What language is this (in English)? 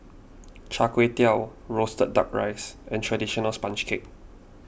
English